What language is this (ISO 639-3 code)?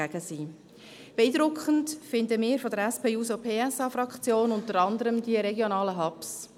gsw